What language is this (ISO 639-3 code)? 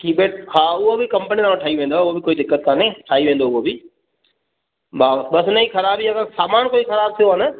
snd